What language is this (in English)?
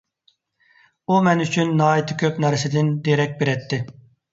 Uyghur